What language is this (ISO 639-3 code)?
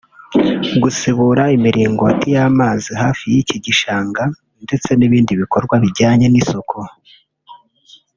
kin